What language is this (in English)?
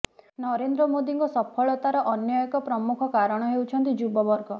Odia